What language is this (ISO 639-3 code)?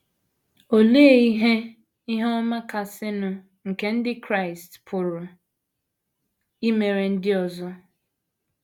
ibo